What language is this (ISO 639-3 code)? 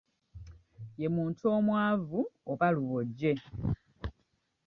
lug